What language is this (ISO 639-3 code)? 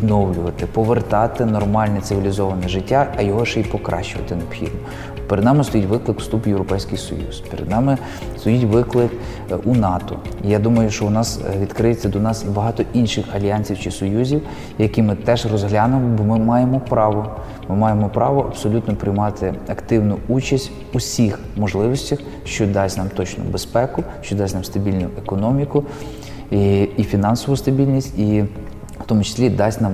ukr